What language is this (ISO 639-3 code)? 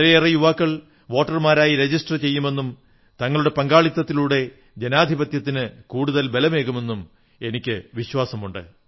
mal